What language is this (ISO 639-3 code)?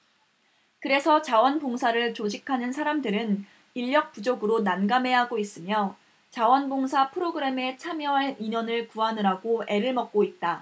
kor